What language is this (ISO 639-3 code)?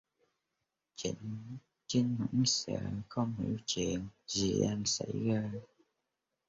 vie